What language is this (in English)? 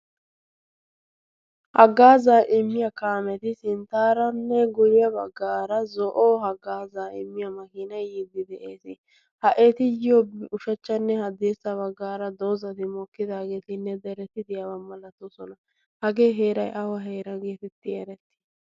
Wolaytta